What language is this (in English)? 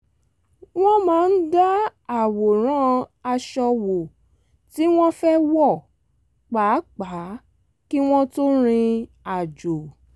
Yoruba